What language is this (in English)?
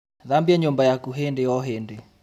Kikuyu